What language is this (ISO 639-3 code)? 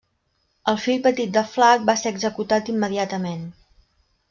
cat